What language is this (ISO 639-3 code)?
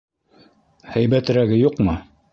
bak